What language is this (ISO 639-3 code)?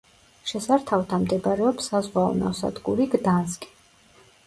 kat